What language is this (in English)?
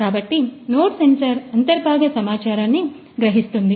Telugu